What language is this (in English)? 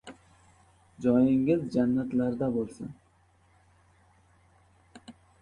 Uzbek